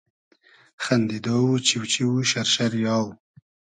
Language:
Hazaragi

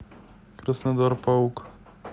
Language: Russian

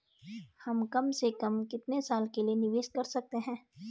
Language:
Hindi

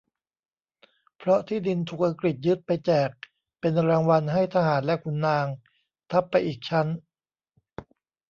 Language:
Thai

